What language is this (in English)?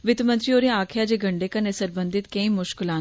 Dogri